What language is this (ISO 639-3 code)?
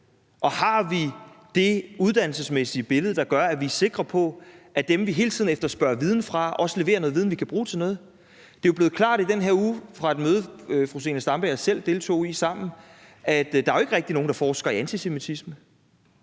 dan